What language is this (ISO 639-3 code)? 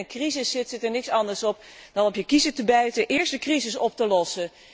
nld